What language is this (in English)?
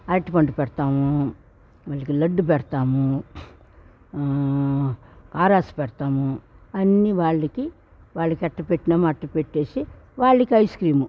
Telugu